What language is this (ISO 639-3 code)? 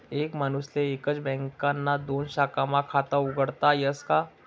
mar